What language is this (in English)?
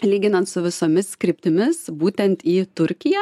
Lithuanian